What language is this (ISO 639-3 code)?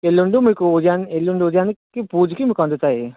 tel